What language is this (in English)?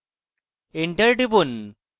Bangla